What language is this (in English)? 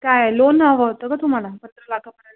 Marathi